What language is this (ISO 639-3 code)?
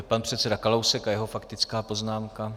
ces